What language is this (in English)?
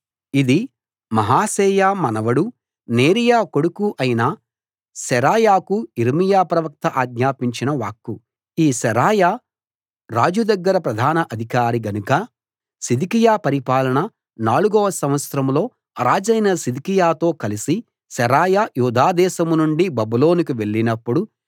Telugu